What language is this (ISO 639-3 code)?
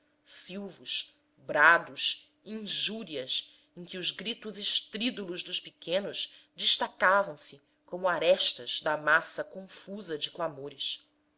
por